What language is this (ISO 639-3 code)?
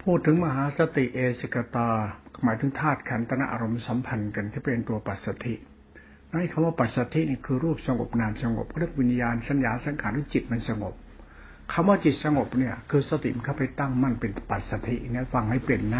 tha